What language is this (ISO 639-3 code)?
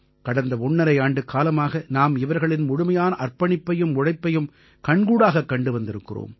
tam